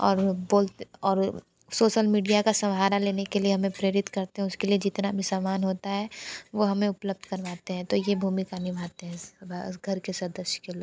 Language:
Hindi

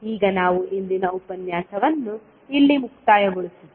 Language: Kannada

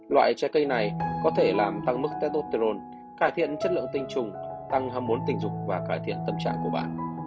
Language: Vietnamese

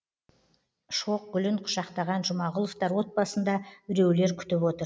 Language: Kazakh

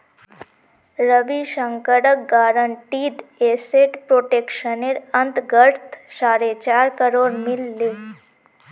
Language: Magahi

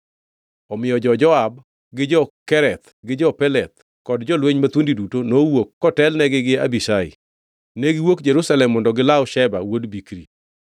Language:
Luo (Kenya and Tanzania)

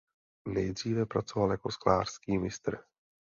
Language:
Czech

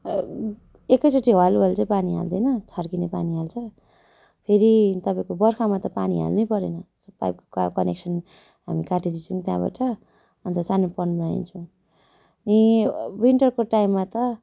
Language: Nepali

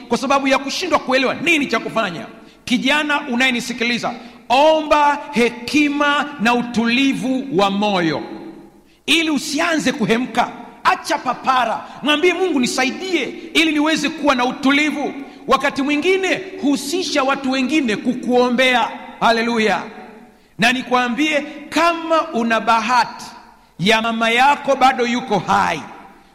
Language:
Swahili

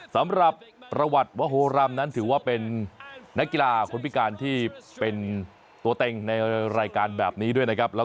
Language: Thai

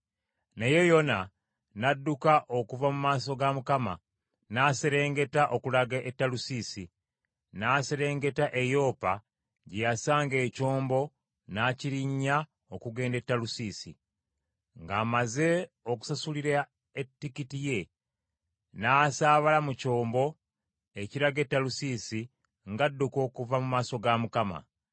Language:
Ganda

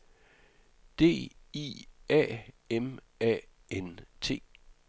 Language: Danish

